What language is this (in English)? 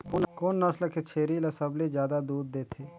Chhattisgarhi